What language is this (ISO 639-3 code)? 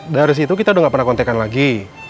ind